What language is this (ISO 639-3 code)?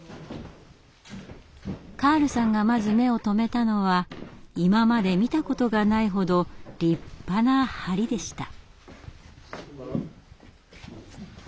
jpn